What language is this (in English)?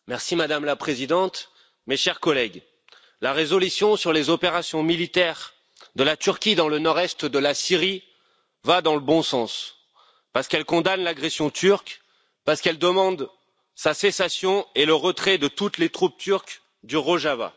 French